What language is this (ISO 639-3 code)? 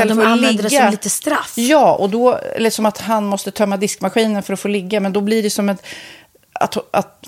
swe